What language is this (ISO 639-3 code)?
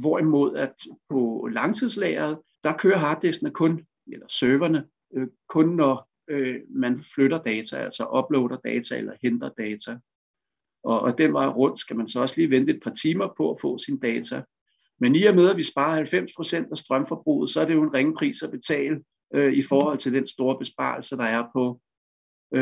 dan